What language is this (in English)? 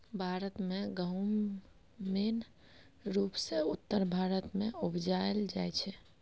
Maithili